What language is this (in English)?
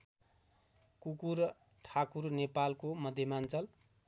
Nepali